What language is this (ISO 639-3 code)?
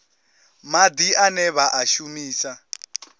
ven